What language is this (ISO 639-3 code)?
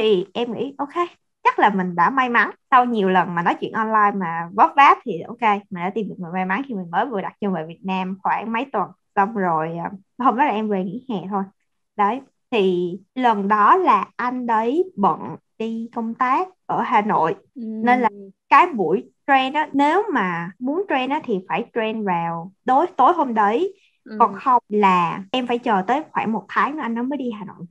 vie